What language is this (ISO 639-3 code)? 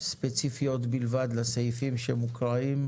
heb